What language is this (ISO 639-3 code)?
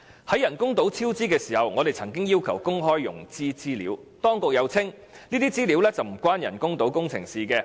yue